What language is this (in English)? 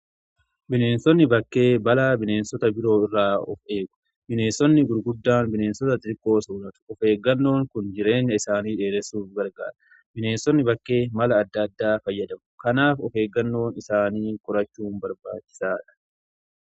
Oromo